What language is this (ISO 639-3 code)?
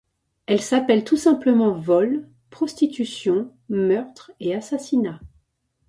fra